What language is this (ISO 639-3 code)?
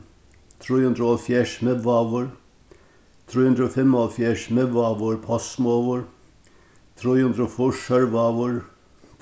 fao